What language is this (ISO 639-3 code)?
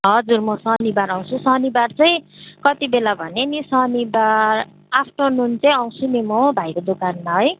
nep